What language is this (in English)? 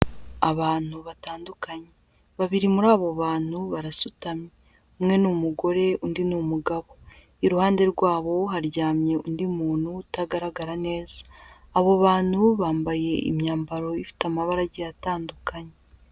Kinyarwanda